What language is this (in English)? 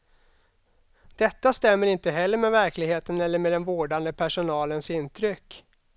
Swedish